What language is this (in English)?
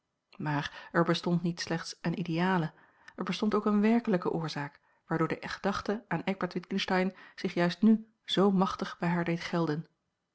Dutch